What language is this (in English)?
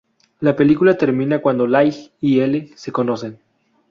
Spanish